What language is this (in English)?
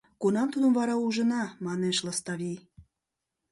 Mari